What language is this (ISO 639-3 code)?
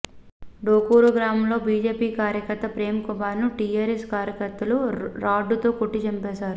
tel